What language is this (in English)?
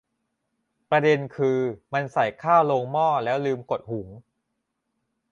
Thai